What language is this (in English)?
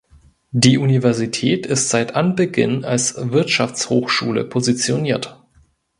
German